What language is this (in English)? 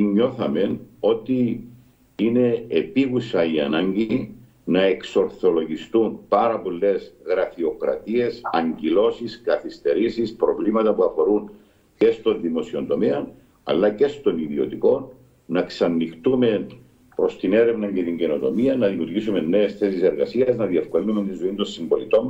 Greek